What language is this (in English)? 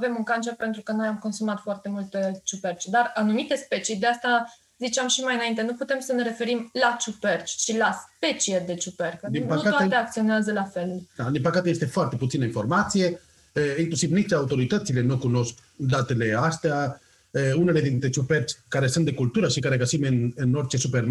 Romanian